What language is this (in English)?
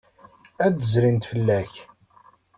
Kabyle